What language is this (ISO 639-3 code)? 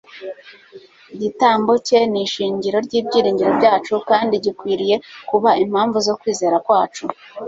kin